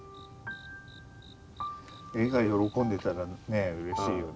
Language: Japanese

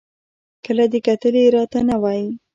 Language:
Pashto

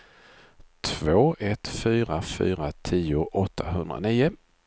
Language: Swedish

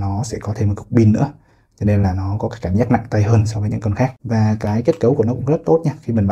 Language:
Vietnamese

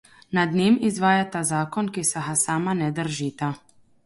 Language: Slovenian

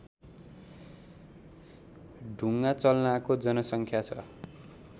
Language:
Nepali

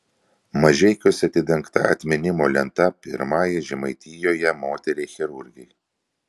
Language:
Lithuanian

